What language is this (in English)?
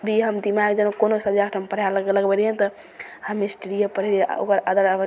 Maithili